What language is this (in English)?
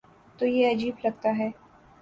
Urdu